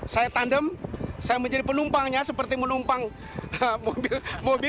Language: Indonesian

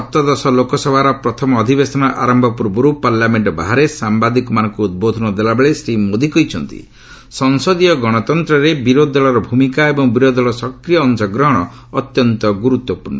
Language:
Odia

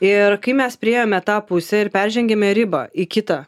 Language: Lithuanian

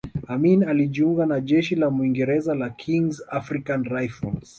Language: Swahili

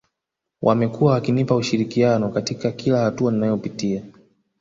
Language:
Swahili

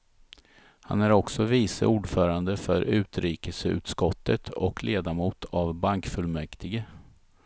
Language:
Swedish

